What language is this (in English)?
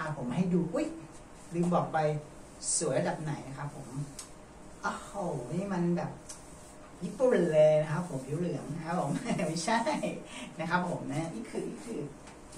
Thai